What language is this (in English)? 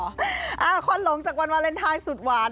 Thai